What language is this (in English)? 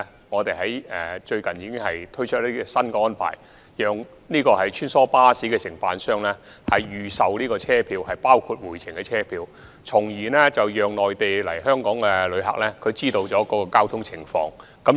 Cantonese